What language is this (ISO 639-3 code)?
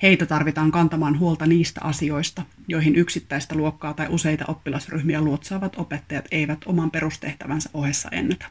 fin